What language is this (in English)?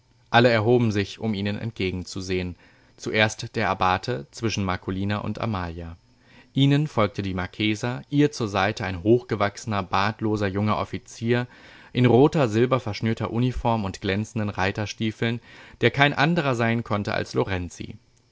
German